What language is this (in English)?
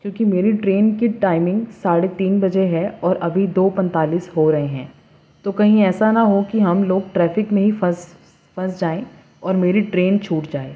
Urdu